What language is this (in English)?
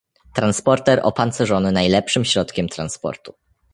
Polish